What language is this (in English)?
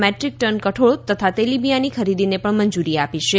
Gujarati